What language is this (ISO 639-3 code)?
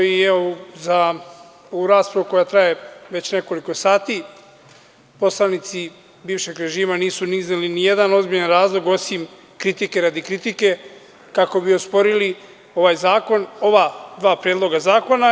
srp